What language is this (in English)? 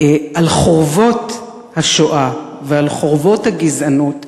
Hebrew